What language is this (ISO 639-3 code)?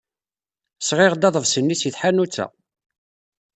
kab